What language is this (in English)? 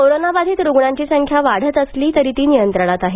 Marathi